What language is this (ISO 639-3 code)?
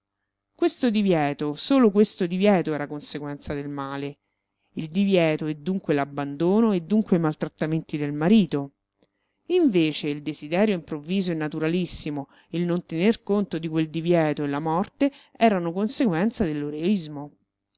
ita